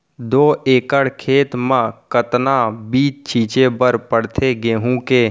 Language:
Chhattisgarhi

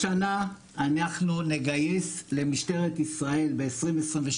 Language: Hebrew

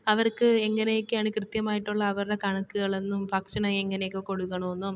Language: Malayalam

